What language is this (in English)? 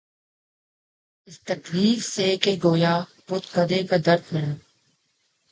Urdu